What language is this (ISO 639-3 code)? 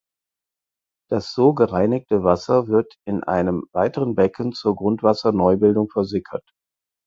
deu